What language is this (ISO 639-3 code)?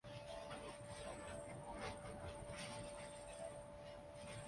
urd